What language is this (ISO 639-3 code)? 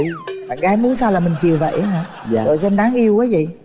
vie